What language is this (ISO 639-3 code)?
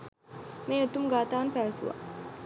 sin